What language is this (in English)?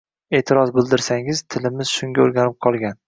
Uzbek